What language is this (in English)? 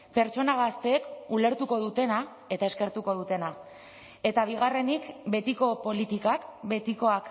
Basque